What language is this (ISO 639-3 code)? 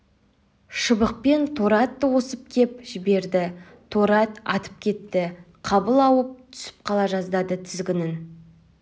kaz